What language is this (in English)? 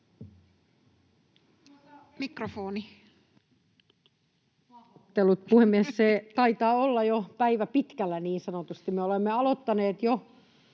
Finnish